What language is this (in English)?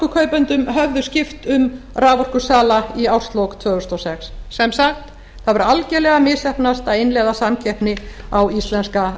Icelandic